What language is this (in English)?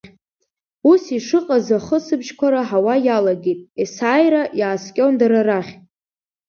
Abkhazian